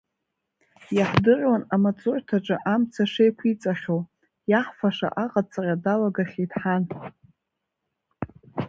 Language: Abkhazian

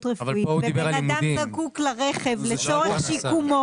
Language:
Hebrew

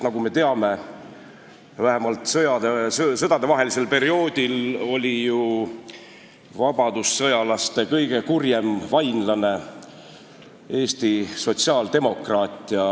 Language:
Estonian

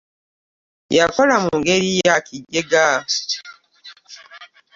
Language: Ganda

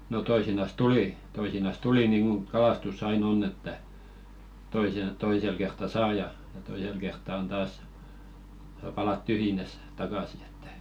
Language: Finnish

